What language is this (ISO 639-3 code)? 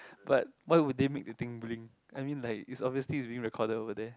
eng